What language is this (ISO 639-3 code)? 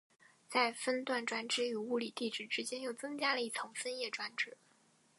zho